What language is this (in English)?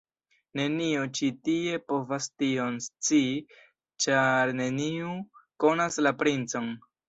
Esperanto